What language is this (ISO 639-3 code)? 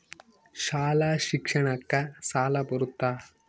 kan